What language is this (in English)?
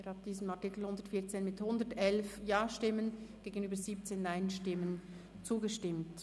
Swiss German